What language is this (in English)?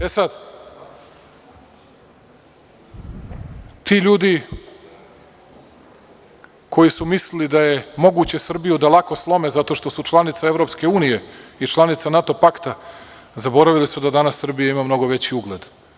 Serbian